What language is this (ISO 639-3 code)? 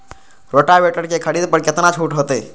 mai